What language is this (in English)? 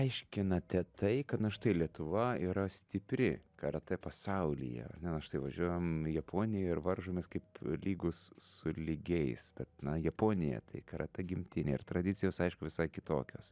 Lithuanian